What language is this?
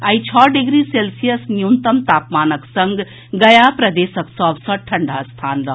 Maithili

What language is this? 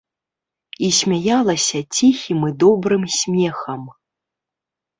Belarusian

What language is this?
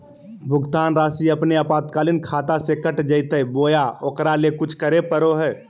Magahi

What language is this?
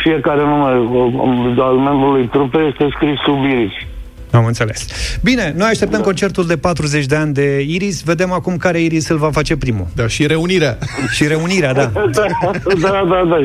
Romanian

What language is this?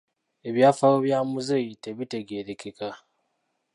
Ganda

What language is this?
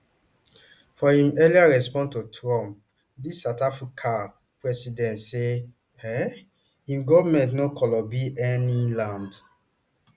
Nigerian Pidgin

